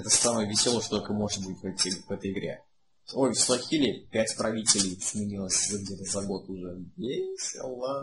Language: Russian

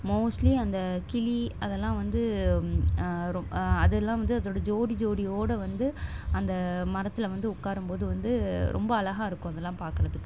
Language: Tamil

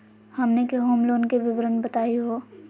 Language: Magahi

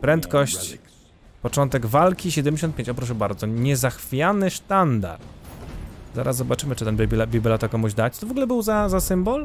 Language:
Polish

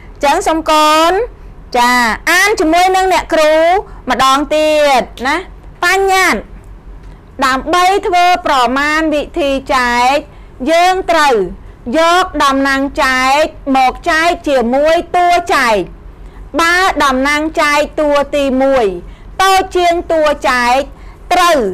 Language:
Thai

